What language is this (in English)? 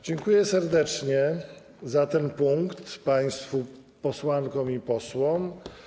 Polish